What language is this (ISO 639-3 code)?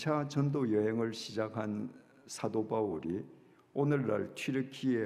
kor